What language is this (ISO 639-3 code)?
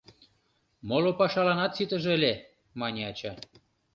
chm